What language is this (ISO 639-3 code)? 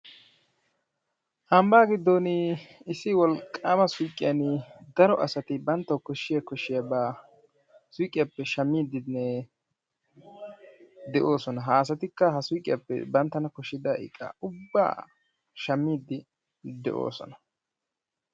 wal